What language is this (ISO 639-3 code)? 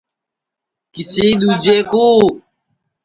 ssi